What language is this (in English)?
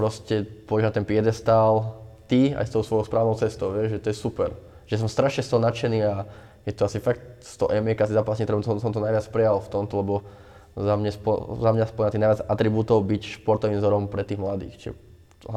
Slovak